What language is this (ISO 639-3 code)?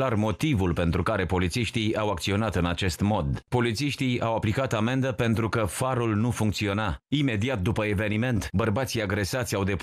ron